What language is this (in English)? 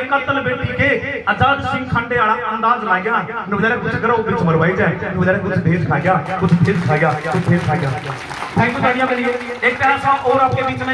Hindi